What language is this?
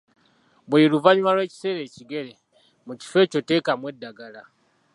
Ganda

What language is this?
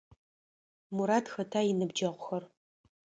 Adyghe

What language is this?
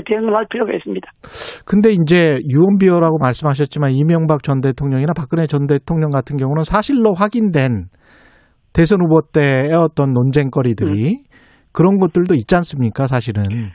Korean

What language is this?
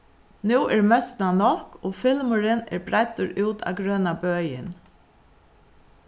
Faroese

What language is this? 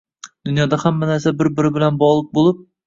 Uzbek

